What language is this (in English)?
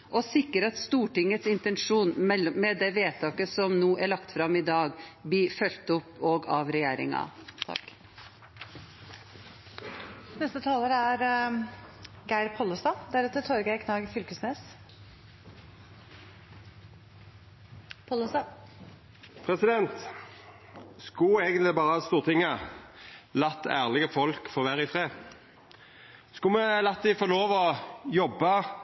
Norwegian